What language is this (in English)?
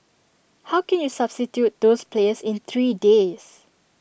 English